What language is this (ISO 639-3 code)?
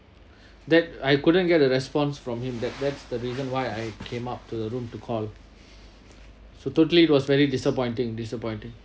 eng